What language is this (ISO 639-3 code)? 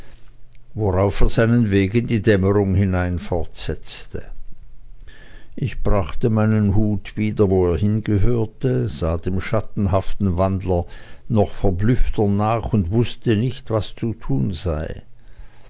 deu